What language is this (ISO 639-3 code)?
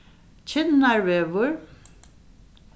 fao